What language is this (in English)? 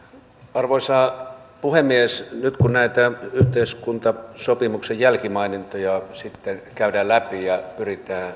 Finnish